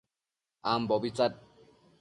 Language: Matsés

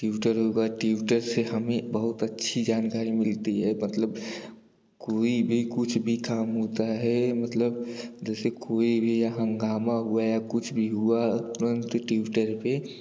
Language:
Hindi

